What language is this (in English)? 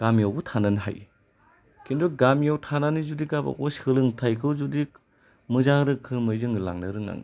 Bodo